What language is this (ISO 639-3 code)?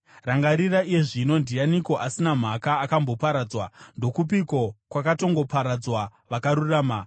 sna